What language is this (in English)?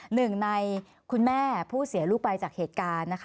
Thai